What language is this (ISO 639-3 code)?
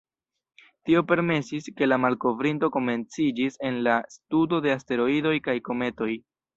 epo